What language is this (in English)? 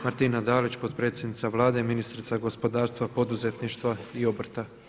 Croatian